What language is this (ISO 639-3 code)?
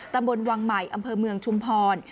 tha